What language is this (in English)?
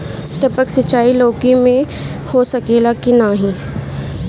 Bhojpuri